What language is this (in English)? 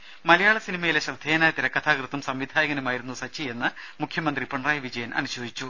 Malayalam